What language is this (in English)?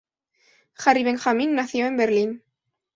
Spanish